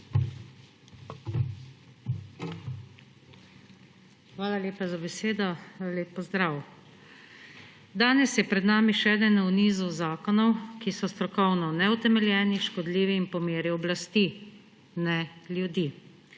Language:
Slovenian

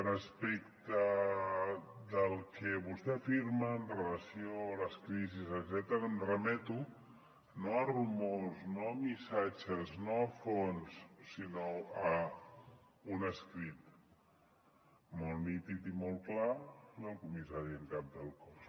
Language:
Catalan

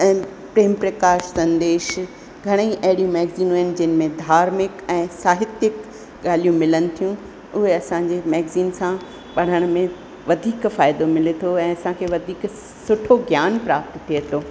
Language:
Sindhi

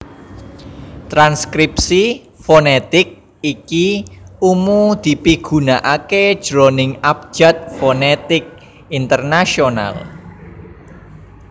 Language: Javanese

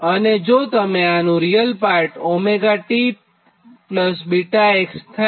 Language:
Gujarati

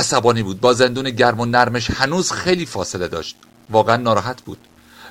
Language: Persian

